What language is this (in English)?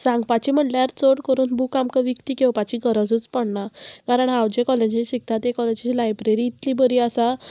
Konkani